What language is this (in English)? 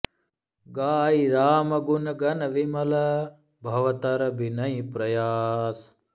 Sanskrit